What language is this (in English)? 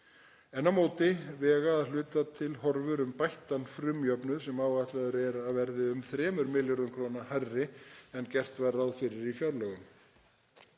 Icelandic